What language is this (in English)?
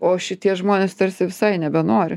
Lithuanian